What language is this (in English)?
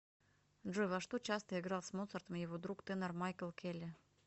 Russian